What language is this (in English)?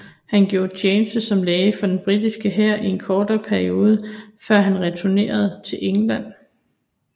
Danish